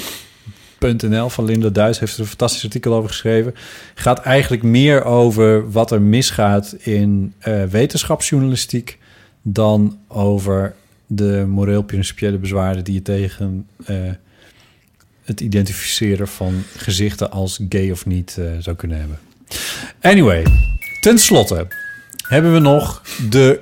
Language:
Dutch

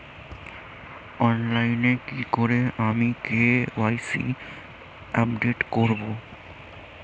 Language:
Bangla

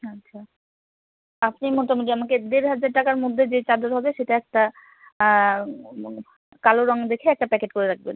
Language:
Bangla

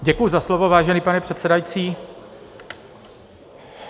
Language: Czech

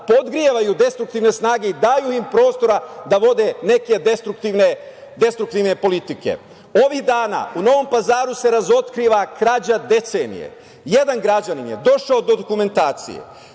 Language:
Serbian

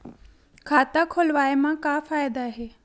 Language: Chhattisgarhi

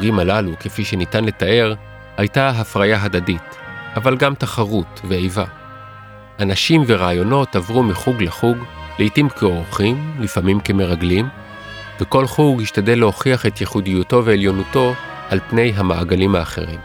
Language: Hebrew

